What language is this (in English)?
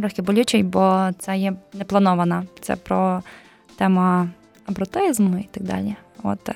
Ukrainian